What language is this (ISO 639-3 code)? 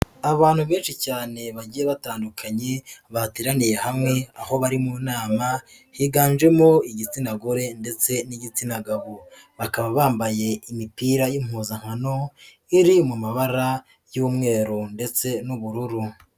kin